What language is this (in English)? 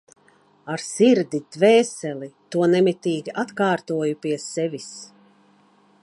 Latvian